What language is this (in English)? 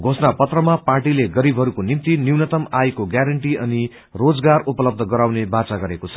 Nepali